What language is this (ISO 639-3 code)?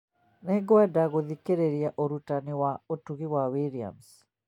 kik